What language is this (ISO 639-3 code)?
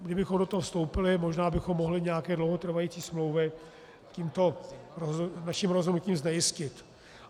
ces